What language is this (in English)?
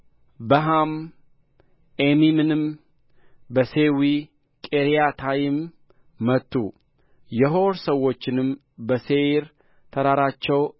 Amharic